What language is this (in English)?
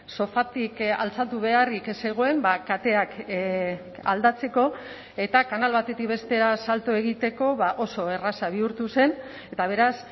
Basque